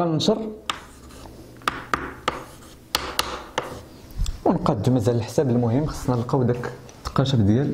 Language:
Arabic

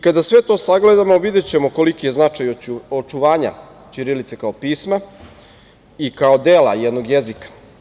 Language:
Serbian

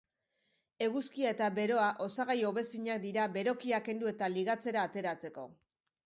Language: Basque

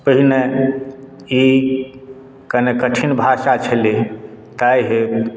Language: Maithili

